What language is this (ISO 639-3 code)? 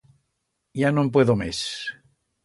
arg